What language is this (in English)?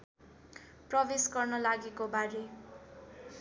Nepali